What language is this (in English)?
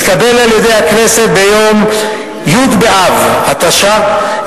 Hebrew